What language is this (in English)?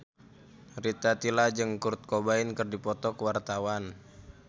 Sundanese